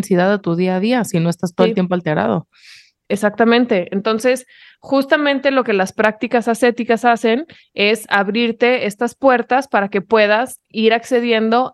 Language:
Spanish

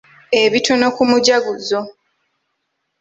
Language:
Ganda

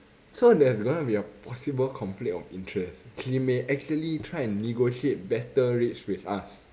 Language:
English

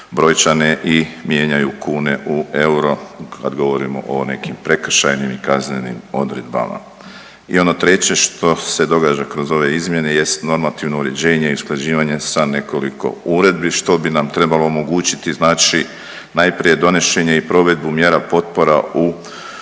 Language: Croatian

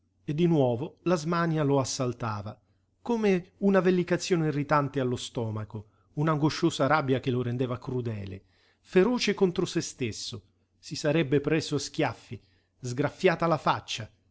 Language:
Italian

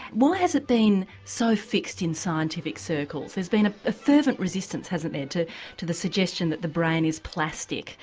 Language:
English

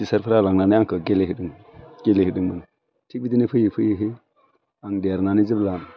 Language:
Bodo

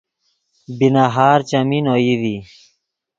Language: Yidgha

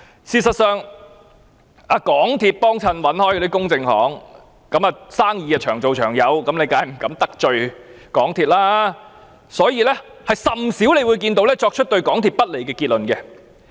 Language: Cantonese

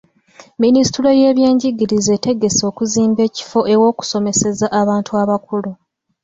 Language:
Ganda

